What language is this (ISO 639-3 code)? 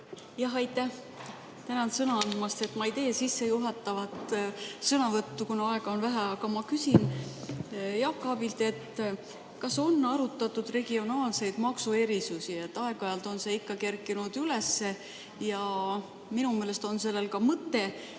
est